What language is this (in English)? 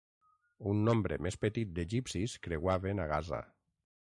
Catalan